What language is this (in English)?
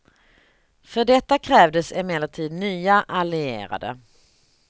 Swedish